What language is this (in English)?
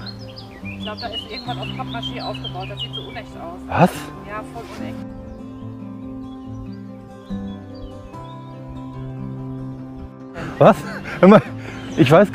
German